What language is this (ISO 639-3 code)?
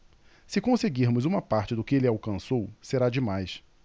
por